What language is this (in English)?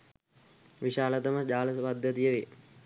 Sinhala